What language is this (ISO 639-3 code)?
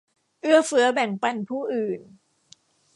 tha